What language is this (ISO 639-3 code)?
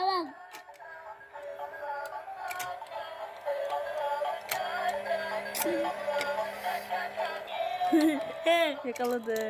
tur